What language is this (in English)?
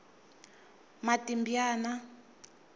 Tsonga